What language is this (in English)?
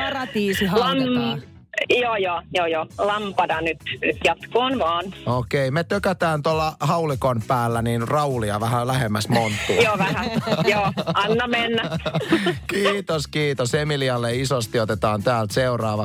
Finnish